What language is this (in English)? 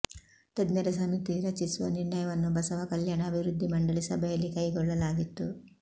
Kannada